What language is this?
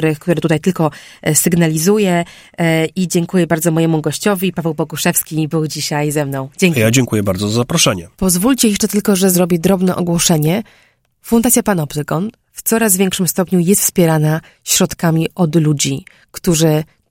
Polish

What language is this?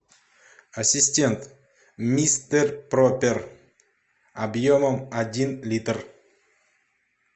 Russian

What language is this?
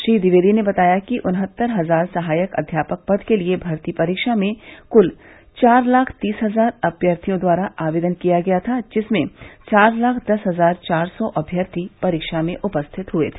Hindi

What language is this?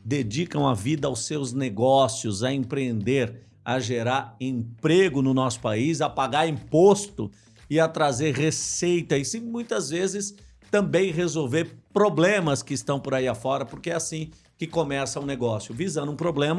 Portuguese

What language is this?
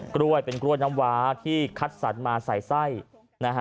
Thai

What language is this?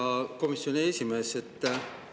Estonian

